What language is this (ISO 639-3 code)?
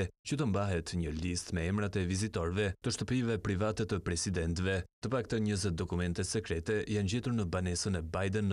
ita